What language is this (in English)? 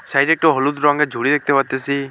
Bangla